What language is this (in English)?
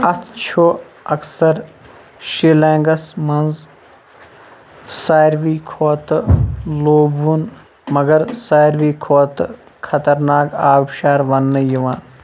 Kashmiri